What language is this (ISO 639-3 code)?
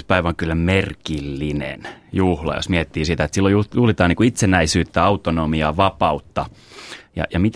fin